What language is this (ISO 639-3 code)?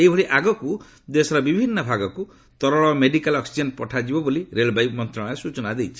ori